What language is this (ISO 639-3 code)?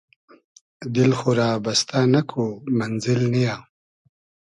haz